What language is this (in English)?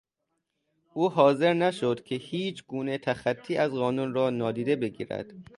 Persian